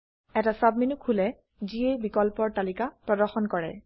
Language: Assamese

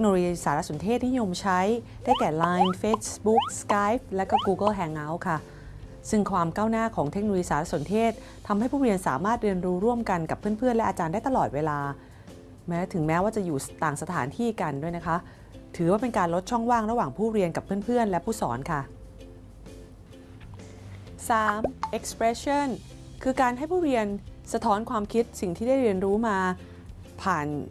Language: Thai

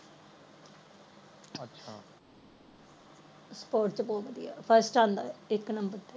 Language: Punjabi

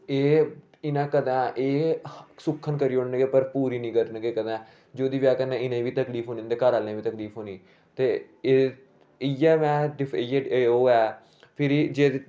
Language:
Dogri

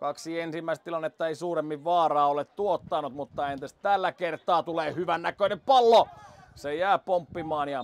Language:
Finnish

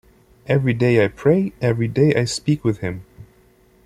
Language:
English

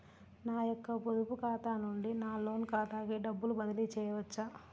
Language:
Telugu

